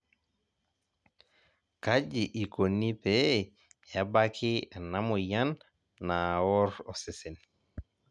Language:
Masai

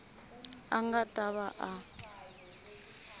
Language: Tsonga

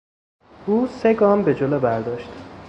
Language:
Persian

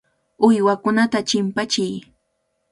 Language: Cajatambo North Lima Quechua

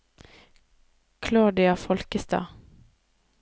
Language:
Norwegian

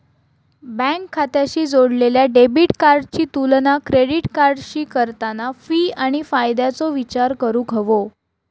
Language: Marathi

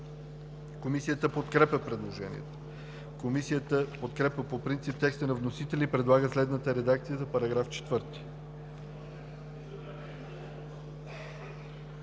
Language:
Bulgarian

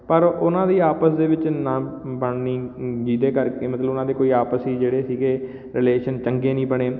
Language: Punjabi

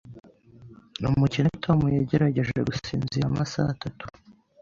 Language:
Kinyarwanda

